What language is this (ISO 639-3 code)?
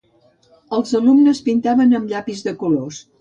cat